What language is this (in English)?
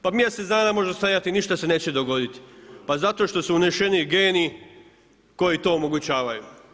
Croatian